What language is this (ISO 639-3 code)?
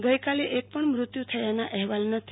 guj